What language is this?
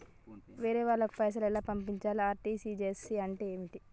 Telugu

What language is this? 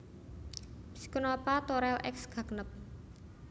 Javanese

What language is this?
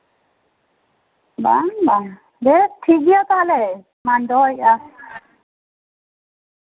Santali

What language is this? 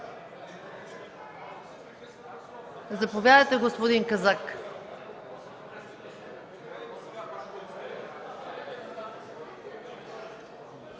Bulgarian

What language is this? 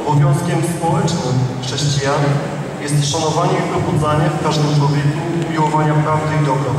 Polish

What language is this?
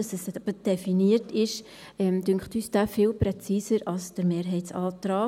Swiss German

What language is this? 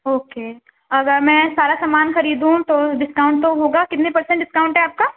Urdu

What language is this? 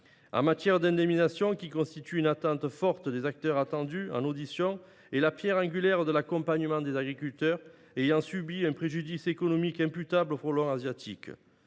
French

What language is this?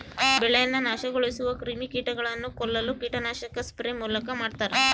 Kannada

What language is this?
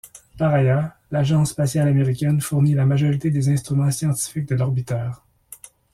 French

